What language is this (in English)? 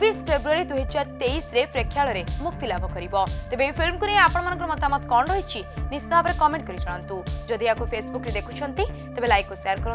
Hindi